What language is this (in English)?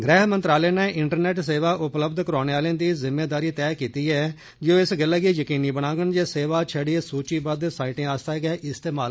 Dogri